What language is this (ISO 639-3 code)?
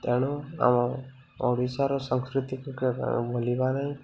ori